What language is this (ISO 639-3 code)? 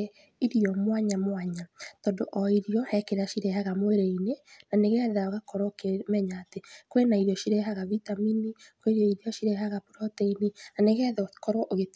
kik